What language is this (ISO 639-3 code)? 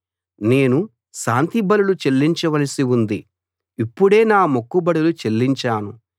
tel